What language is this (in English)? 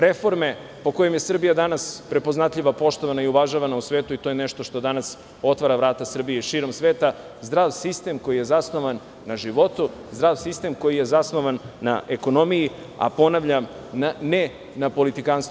Serbian